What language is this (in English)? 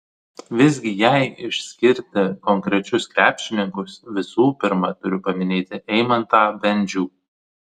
Lithuanian